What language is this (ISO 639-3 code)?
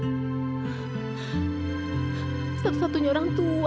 ind